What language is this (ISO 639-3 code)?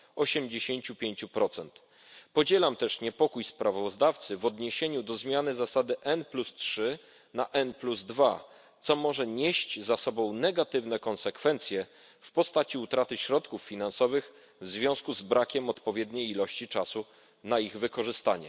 pol